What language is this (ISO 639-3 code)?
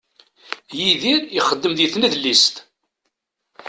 kab